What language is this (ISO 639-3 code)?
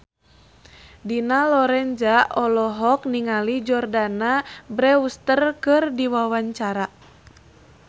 sun